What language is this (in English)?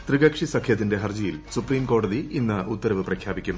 Malayalam